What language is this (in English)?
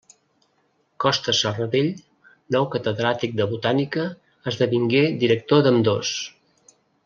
Catalan